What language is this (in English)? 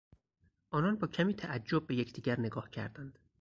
Persian